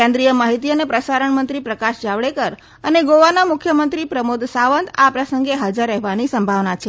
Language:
Gujarati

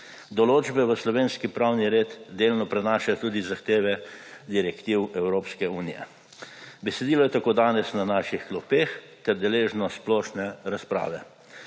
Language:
Slovenian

